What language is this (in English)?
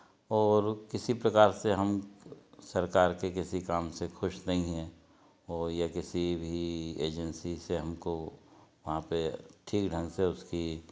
Hindi